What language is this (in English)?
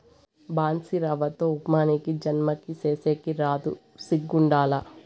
Telugu